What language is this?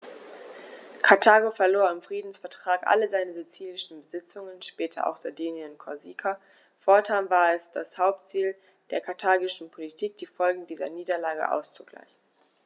German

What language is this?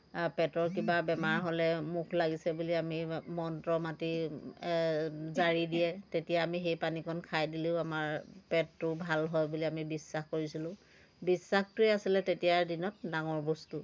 Assamese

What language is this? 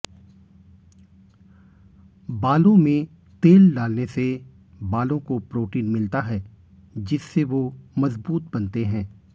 Hindi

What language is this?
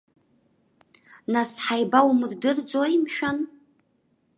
Abkhazian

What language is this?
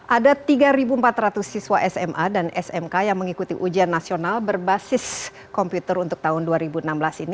Indonesian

